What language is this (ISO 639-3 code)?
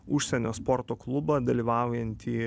lit